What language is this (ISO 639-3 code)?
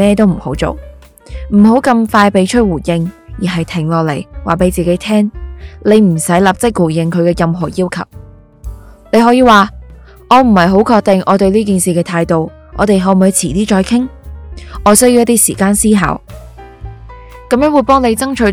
zho